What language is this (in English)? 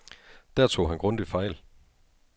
Danish